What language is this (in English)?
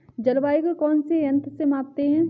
Hindi